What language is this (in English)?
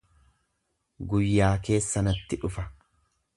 Oromo